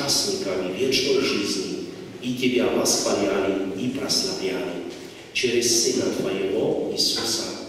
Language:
Russian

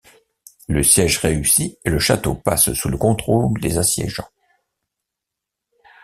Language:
French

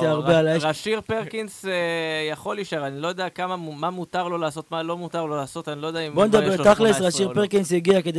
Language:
Hebrew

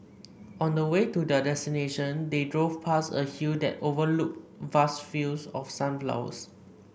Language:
English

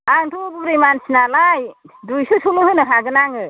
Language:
Bodo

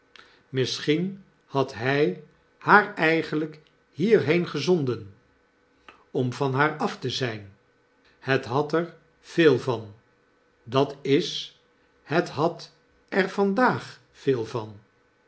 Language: Dutch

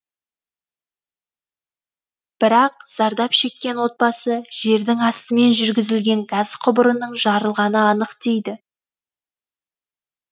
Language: Kazakh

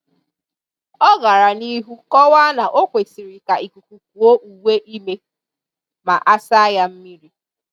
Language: Igbo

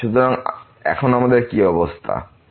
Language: Bangla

